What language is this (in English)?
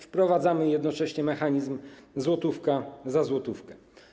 Polish